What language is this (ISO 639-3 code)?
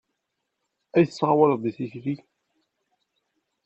kab